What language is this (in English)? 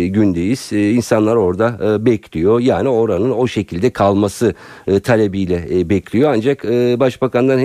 Turkish